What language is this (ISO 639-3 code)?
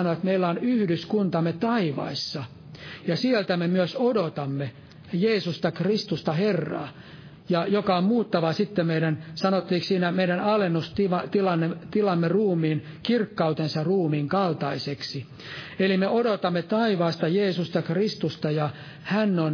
fin